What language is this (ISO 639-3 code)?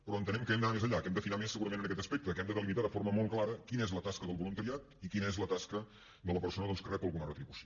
cat